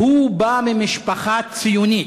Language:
Hebrew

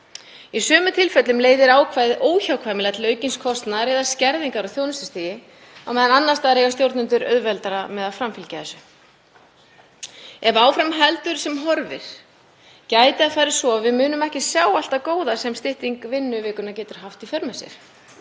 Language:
Icelandic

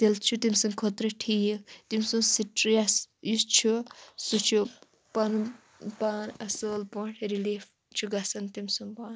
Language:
Kashmiri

